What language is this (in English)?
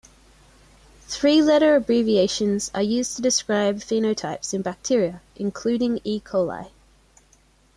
English